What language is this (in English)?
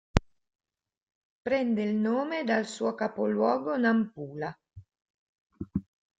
Italian